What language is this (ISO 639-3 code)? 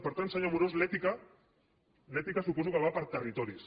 cat